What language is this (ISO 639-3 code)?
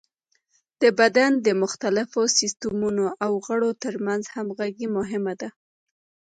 pus